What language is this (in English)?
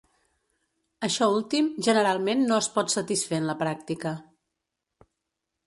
Catalan